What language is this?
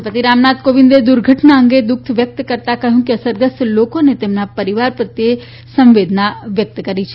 Gujarati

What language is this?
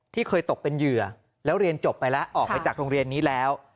Thai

